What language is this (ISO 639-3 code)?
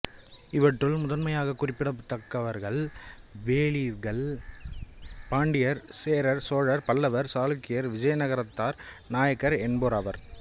tam